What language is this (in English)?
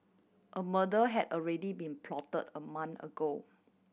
English